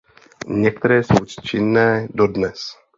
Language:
Czech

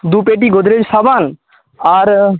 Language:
Bangla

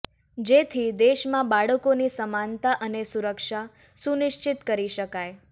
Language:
Gujarati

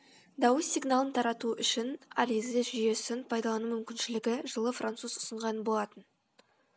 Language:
Kazakh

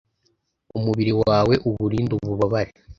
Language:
Kinyarwanda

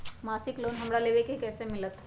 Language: Magahi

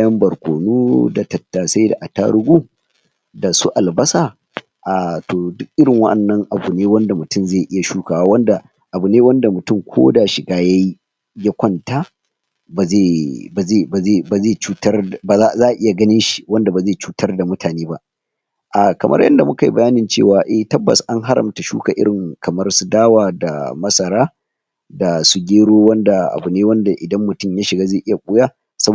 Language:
Hausa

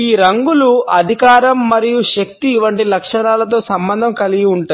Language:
Telugu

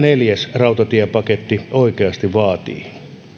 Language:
Finnish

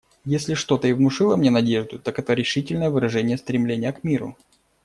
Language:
Russian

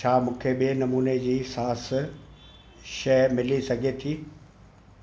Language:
Sindhi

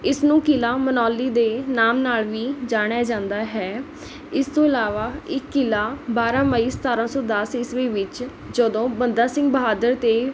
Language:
Punjabi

